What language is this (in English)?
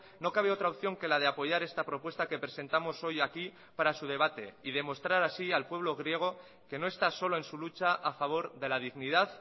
Spanish